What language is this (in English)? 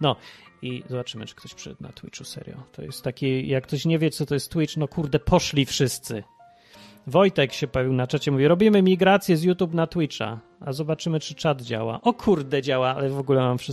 Polish